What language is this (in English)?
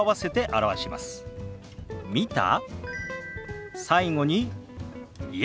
Japanese